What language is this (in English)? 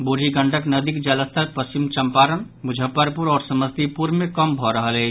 Maithili